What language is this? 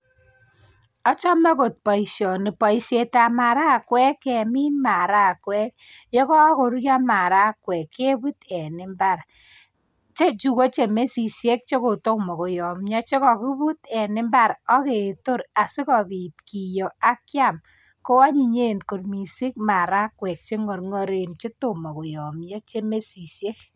Kalenjin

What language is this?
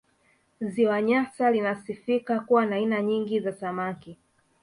Swahili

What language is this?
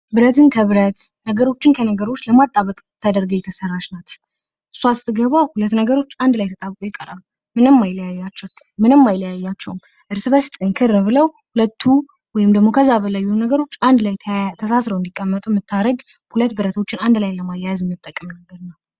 Amharic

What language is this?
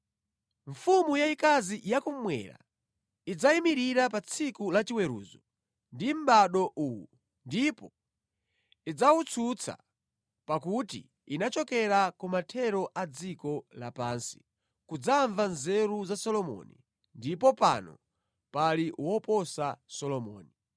Nyanja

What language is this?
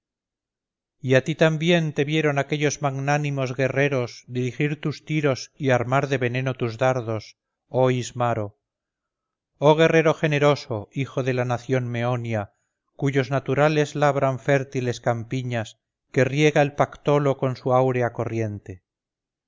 Spanish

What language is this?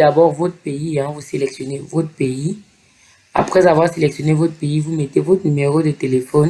French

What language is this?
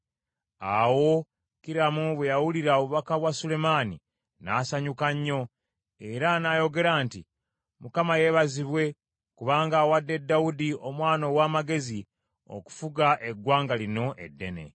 Ganda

